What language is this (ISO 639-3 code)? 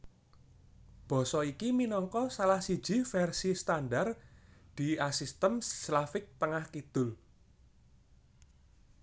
jav